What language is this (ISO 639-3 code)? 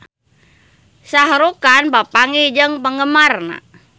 sun